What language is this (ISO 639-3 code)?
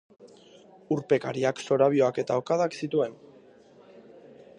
eus